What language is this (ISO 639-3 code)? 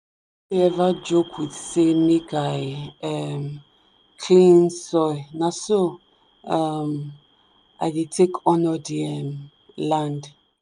pcm